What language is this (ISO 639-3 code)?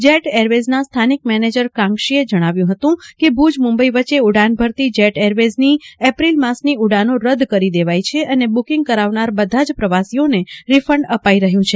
guj